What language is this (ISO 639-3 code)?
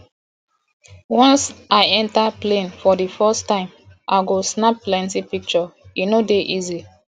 pcm